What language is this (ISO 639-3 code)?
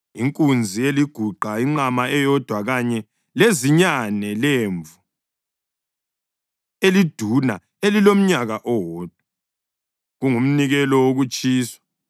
nde